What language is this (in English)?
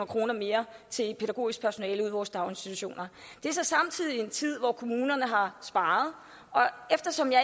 Danish